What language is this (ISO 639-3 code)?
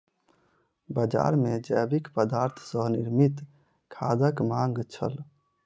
mai